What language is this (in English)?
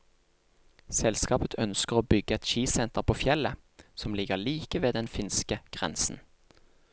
Norwegian